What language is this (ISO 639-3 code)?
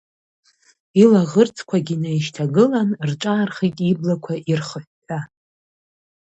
abk